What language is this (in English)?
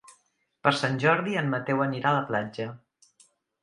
Catalan